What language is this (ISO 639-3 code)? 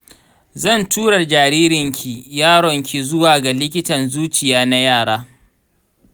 hau